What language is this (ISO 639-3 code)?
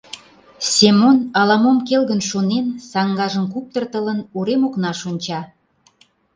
chm